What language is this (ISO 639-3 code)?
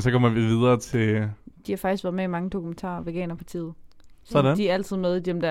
dan